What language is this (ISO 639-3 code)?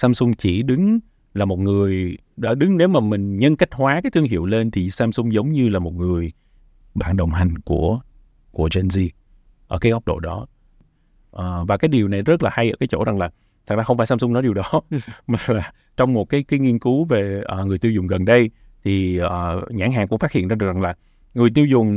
vie